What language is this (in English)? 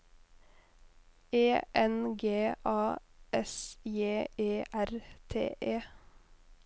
Norwegian